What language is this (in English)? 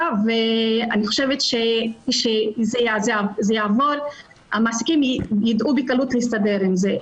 Hebrew